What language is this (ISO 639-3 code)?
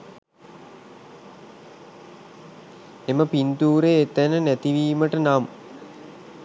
sin